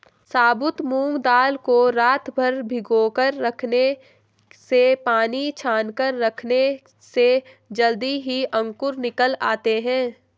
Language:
Hindi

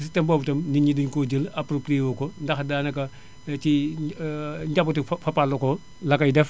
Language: Wolof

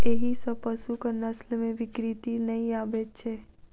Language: Maithili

